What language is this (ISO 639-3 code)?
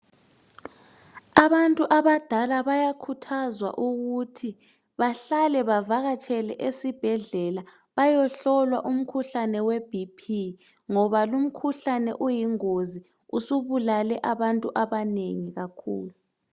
nde